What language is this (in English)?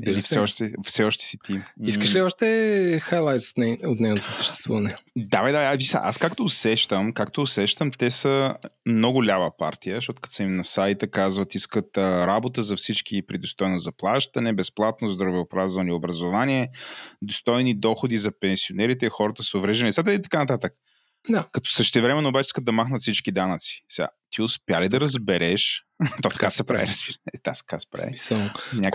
Bulgarian